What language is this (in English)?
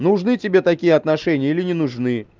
Russian